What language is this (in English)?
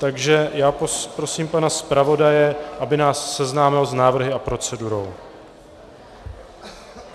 Czech